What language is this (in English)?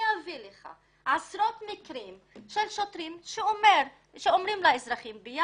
Hebrew